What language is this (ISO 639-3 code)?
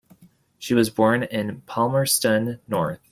eng